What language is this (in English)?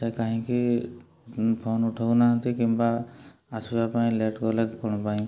Odia